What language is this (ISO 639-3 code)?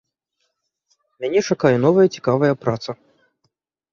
bel